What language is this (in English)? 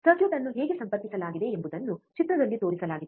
Kannada